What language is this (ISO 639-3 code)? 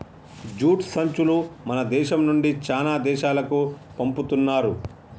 tel